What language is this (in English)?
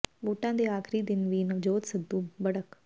Punjabi